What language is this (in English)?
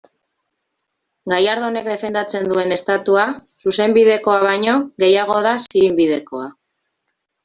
Basque